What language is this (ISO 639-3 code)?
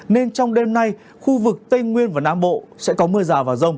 vie